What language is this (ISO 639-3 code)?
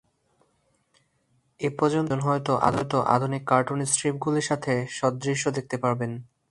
ben